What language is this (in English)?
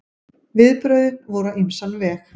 Icelandic